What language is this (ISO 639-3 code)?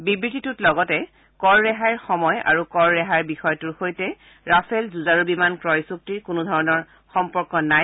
asm